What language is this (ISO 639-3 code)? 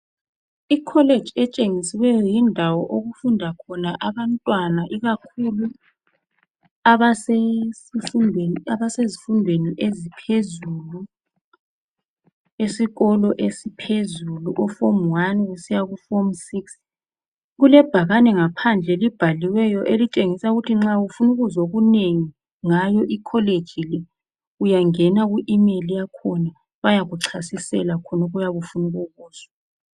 nde